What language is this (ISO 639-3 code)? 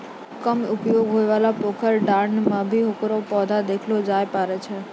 mai